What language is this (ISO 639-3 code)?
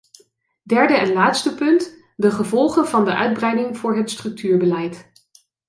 nld